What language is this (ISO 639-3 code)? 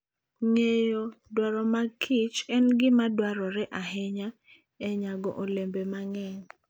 luo